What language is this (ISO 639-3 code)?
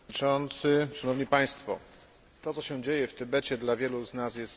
pol